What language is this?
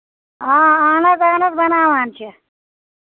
Kashmiri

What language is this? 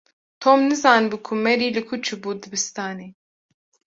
Kurdish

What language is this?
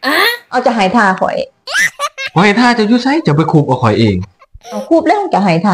Thai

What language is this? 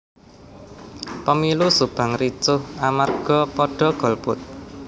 Javanese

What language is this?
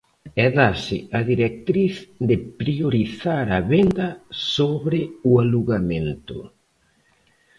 Galician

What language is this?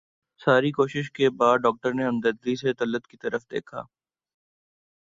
Urdu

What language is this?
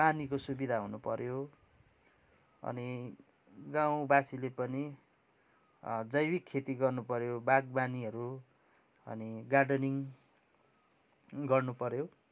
Nepali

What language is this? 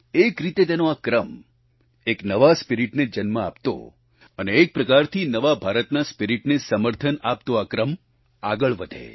Gujarati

